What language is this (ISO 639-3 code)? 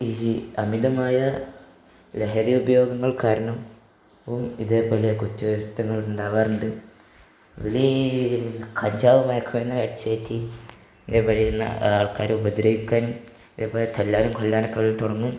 mal